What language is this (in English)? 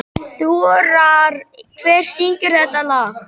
Icelandic